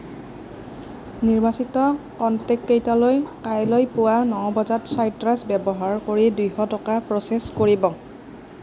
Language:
Assamese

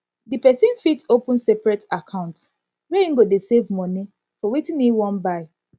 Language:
Nigerian Pidgin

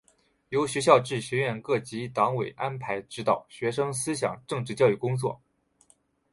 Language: Chinese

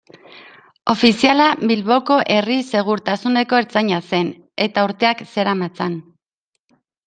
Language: Basque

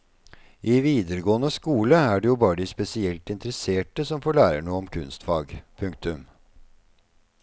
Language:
Norwegian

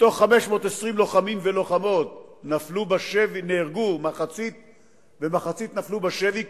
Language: Hebrew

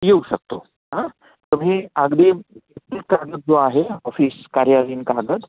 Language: Marathi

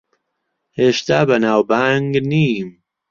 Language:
Central Kurdish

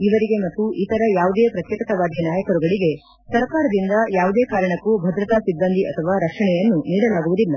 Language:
Kannada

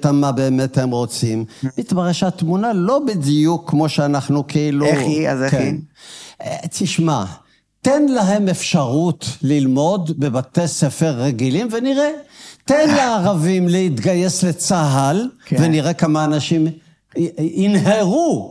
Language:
Hebrew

